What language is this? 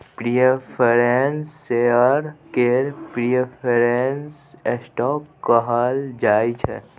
Maithili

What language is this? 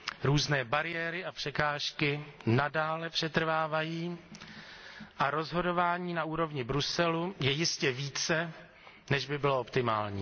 Czech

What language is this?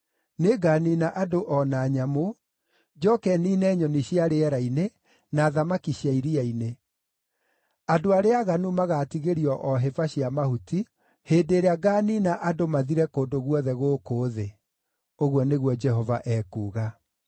Kikuyu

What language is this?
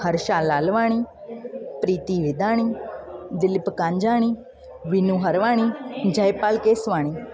Sindhi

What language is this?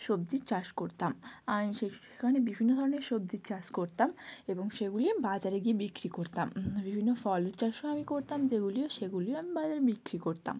Bangla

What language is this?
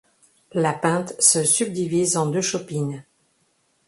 French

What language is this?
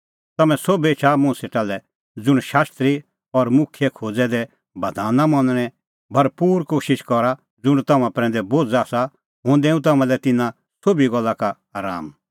Kullu Pahari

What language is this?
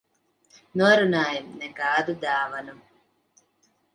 Latvian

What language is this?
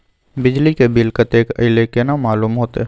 Maithili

